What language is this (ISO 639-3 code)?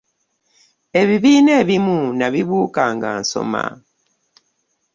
lug